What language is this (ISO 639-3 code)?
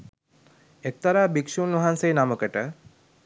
sin